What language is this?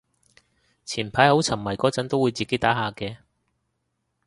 Cantonese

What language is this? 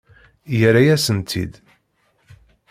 Kabyle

